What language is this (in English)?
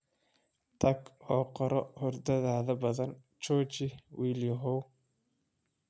Somali